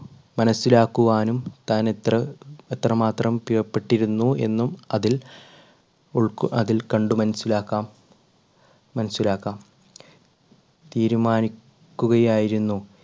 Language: Malayalam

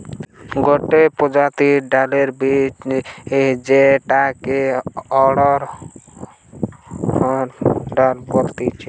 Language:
Bangla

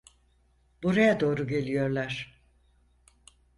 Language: Turkish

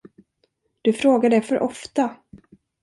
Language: Swedish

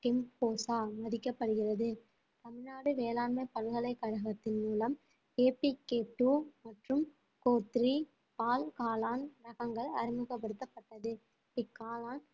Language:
Tamil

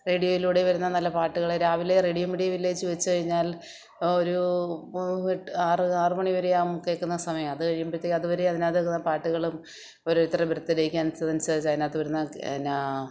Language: Malayalam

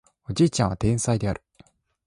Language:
Japanese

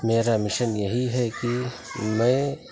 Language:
Urdu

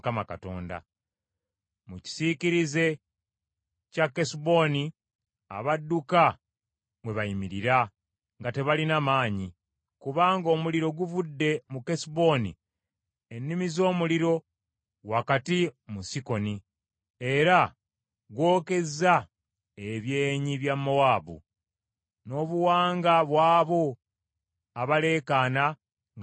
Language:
Ganda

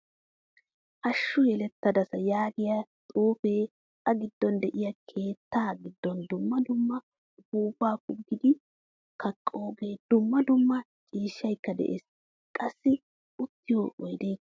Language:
Wolaytta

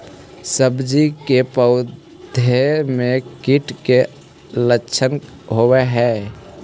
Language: Magahi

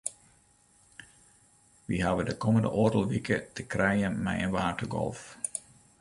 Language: Western Frisian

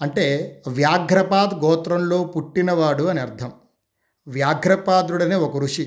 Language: Telugu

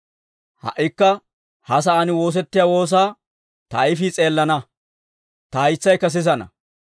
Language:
Dawro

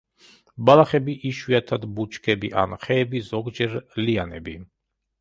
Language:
Georgian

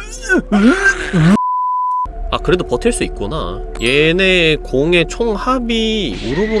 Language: Korean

